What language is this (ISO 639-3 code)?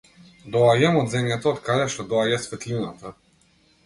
mkd